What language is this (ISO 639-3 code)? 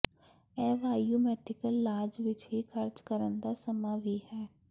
pan